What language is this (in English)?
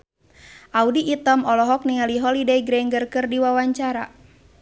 Sundanese